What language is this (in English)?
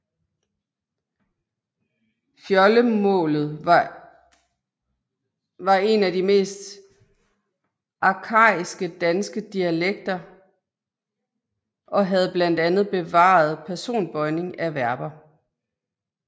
Danish